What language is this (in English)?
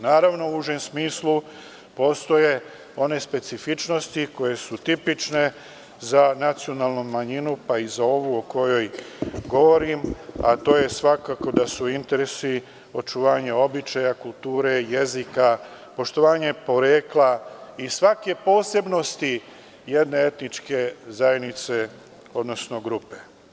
Serbian